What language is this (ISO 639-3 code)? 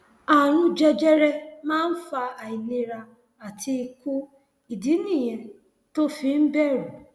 yor